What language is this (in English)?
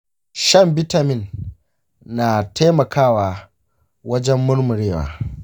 Hausa